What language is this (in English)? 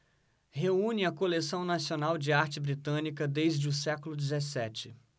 Portuguese